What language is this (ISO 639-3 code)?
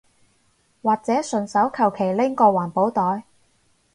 yue